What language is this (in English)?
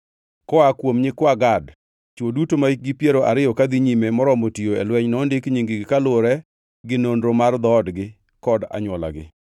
Luo (Kenya and Tanzania)